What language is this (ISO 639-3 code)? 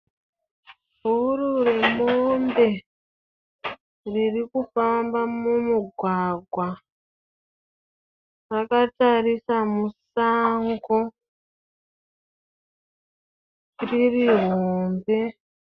sna